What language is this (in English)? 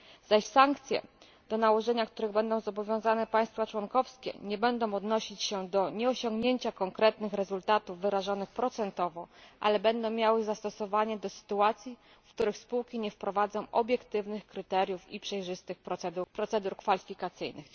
Polish